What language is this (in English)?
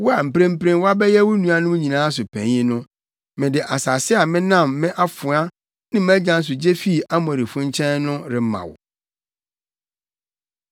Akan